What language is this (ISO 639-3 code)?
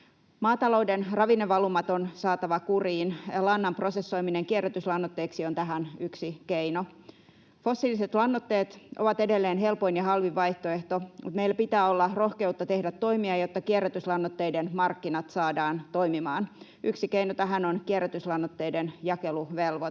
fin